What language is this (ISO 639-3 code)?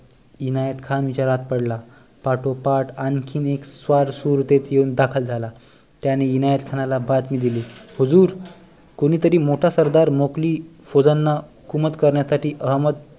mar